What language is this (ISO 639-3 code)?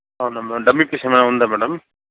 tel